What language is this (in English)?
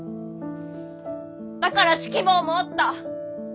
Japanese